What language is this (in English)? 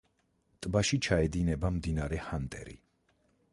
Georgian